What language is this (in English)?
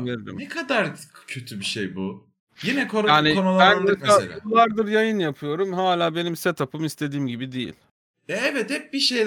Turkish